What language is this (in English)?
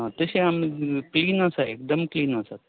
Konkani